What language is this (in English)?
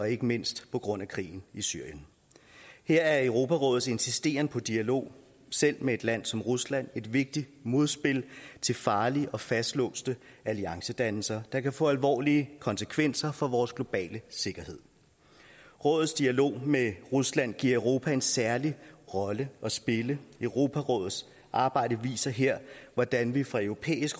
Danish